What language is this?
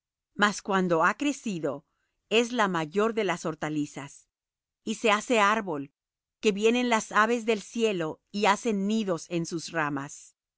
Spanish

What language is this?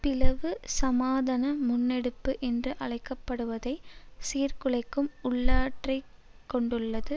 Tamil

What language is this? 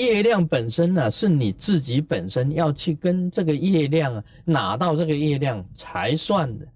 Chinese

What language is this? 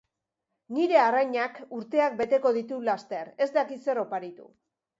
Basque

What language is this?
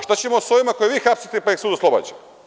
Serbian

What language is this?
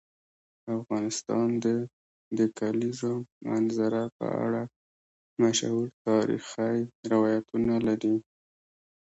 Pashto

